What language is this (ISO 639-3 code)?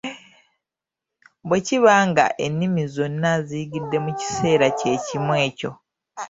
lug